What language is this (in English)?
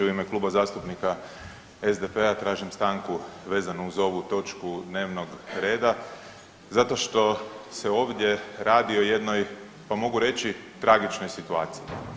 Croatian